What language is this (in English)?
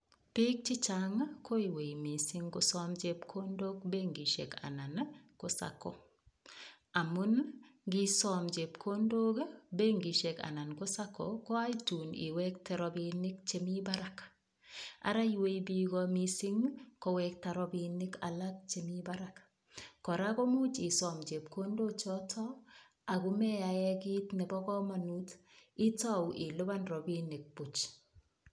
Kalenjin